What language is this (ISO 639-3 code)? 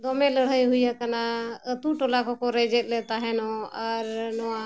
sat